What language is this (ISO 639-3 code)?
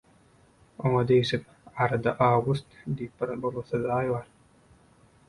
tuk